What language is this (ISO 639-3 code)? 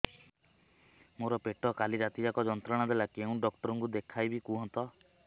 ori